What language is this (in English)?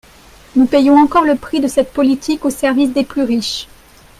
French